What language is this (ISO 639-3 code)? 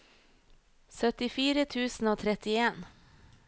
nor